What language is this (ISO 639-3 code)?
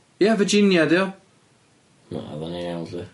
cym